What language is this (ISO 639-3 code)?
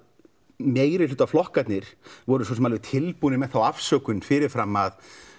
isl